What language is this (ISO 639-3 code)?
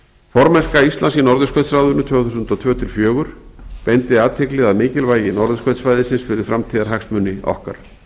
isl